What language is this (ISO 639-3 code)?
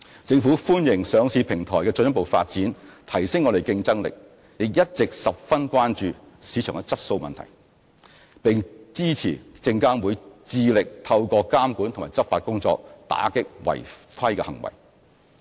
yue